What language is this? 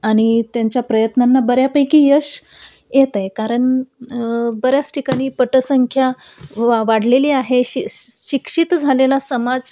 Marathi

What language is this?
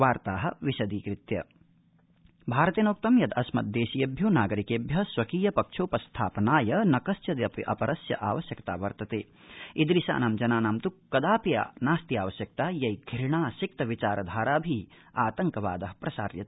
Sanskrit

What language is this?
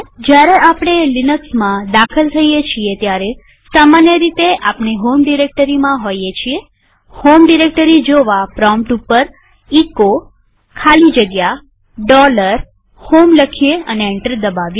Gujarati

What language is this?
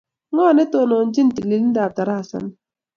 Kalenjin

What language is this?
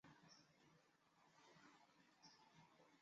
Chinese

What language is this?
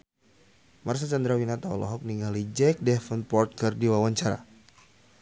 Sundanese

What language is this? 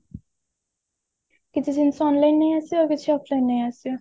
Odia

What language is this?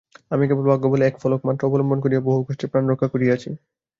Bangla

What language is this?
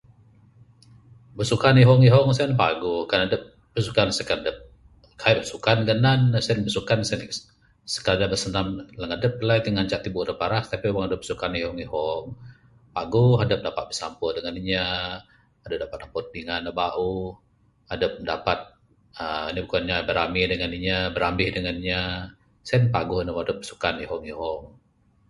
Bukar-Sadung Bidayuh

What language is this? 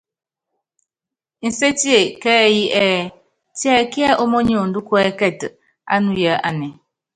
Yangben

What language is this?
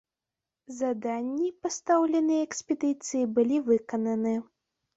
Belarusian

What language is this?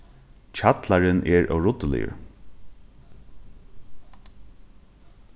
Faroese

